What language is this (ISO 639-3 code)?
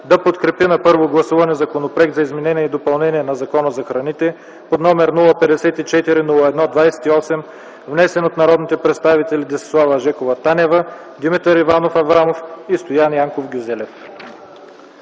bul